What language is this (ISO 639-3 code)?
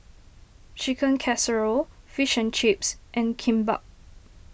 eng